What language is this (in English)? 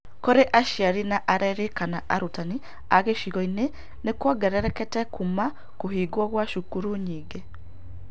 Kikuyu